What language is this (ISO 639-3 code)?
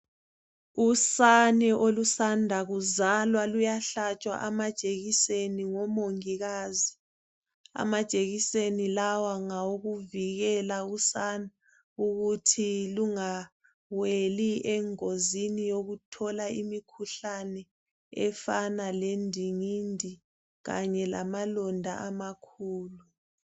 nde